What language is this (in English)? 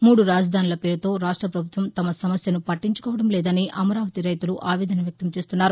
Telugu